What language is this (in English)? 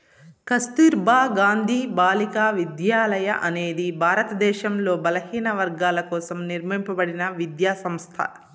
Telugu